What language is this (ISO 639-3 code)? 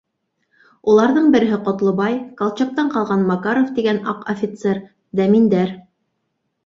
bak